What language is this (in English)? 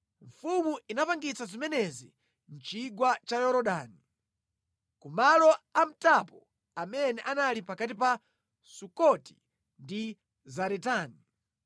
Nyanja